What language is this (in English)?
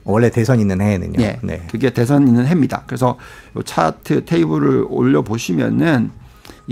Korean